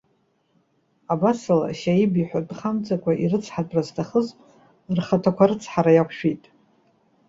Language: Abkhazian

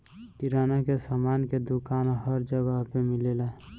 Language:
Bhojpuri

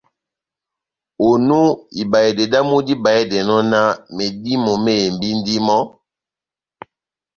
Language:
Batanga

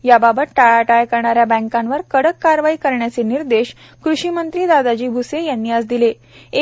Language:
Marathi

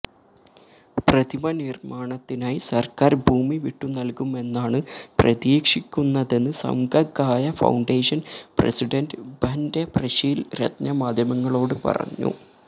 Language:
Malayalam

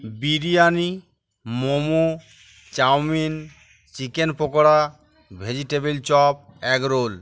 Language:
Bangla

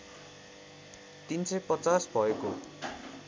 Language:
Nepali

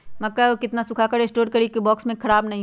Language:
Magahi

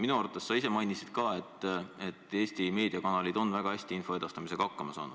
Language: Estonian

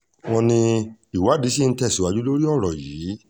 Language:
Yoruba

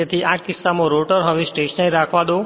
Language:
Gujarati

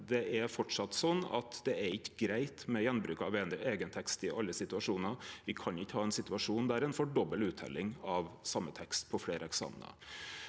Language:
Norwegian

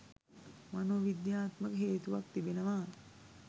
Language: Sinhala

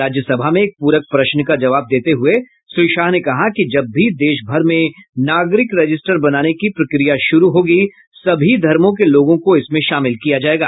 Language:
Hindi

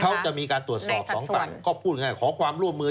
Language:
Thai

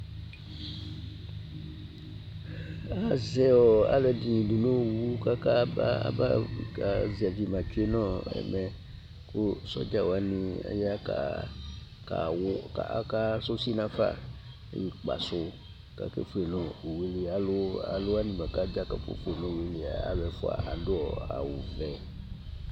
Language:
Ikposo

